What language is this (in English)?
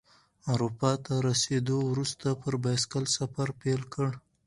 Pashto